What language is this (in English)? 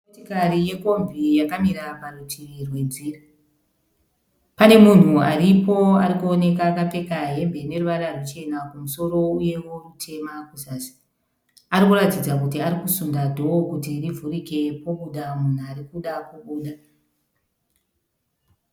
Shona